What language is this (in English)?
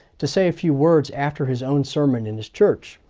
English